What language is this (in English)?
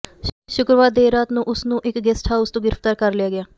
Punjabi